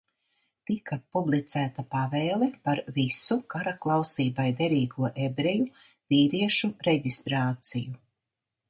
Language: Latvian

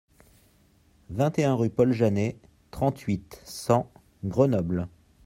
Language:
French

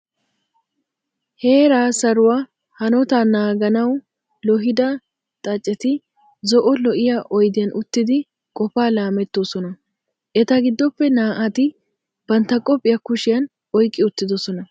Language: Wolaytta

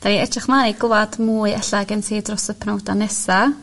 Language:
Welsh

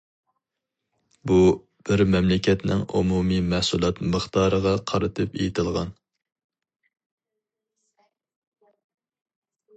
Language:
Uyghur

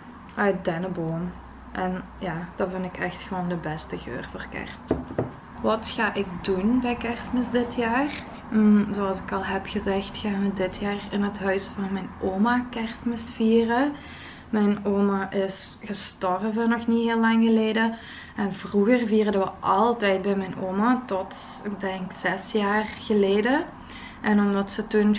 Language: Dutch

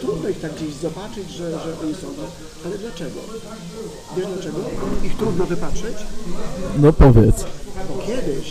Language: Polish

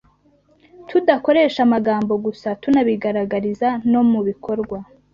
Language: Kinyarwanda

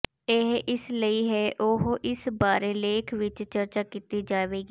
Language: Punjabi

